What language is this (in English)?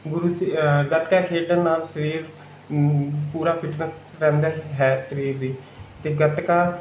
Punjabi